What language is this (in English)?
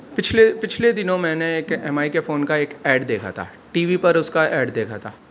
Urdu